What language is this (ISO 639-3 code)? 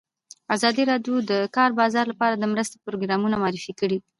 pus